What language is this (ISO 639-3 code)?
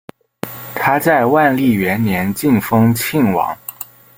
zho